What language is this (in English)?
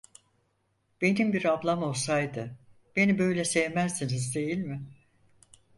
Turkish